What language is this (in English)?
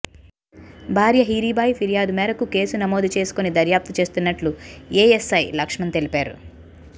Telugu